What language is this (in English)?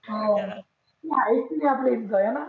Marathi